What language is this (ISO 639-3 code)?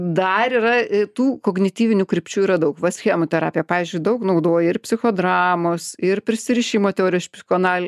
lit